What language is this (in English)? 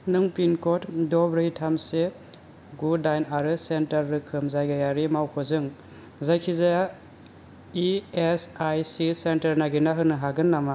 Bodo